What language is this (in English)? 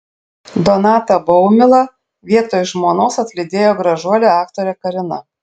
Lithuanian